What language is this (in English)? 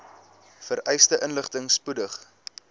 Afrikaans